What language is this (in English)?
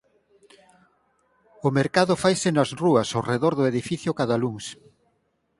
Galician